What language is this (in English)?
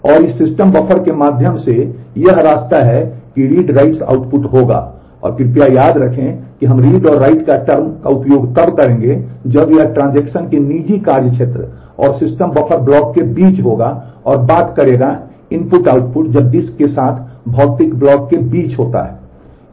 Hindi